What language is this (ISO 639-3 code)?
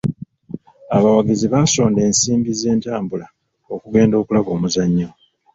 lug